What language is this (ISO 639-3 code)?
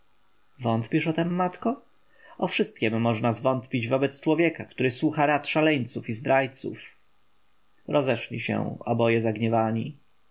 pol